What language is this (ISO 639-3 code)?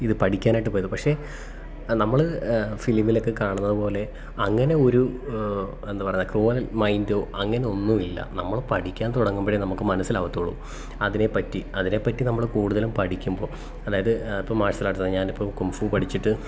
mal